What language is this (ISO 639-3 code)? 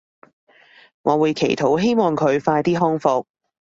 yue